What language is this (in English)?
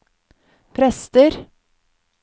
Norwegian